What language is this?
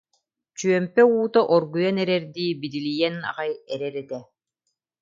Yakut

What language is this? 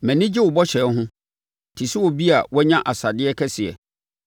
Akan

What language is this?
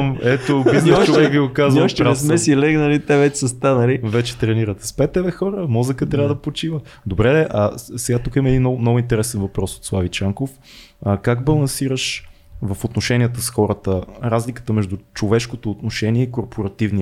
Bulgarian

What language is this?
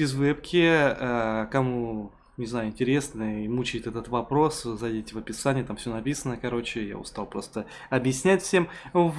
Russian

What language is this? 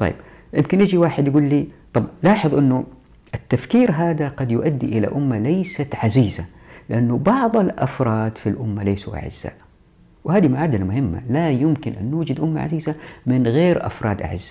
Arabic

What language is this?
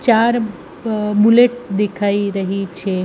Gujarati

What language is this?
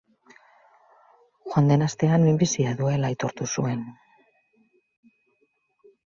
Basque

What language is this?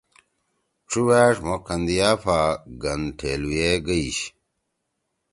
Torwali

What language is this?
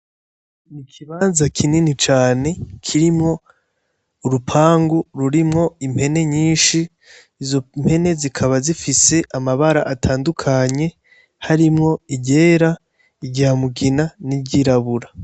Rundi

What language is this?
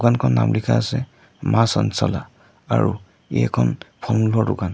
Assamese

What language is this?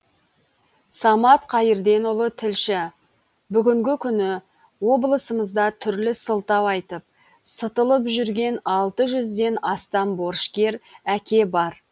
Kazakh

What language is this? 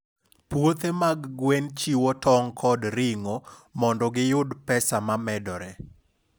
Luo (Kenya and Tanzania)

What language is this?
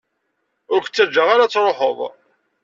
Kabyle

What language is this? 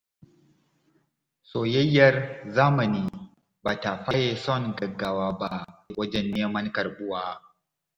Hausa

